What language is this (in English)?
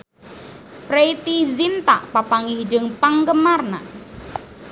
Sundanese